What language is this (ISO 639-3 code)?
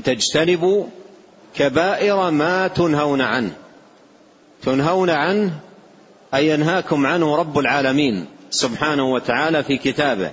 ara